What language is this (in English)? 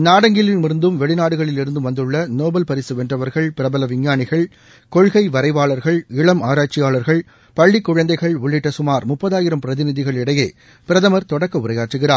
Tamil